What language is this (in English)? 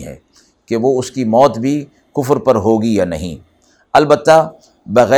Urdu